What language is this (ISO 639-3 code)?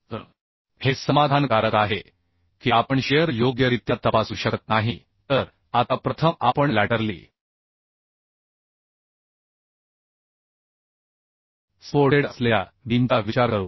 mar